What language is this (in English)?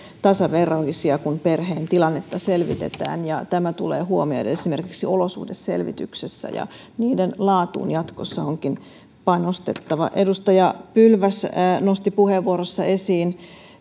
Finnish